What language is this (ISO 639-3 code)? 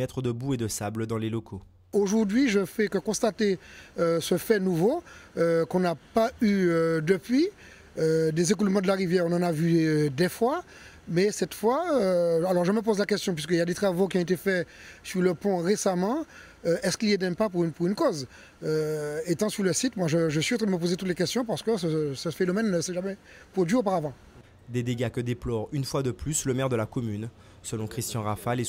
fra